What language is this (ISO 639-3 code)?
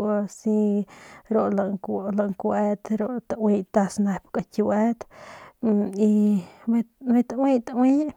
pmq